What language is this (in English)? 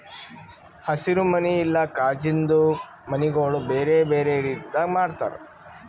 Kannada